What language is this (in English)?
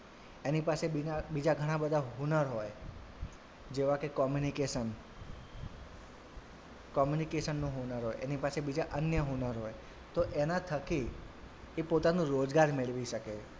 Gujarati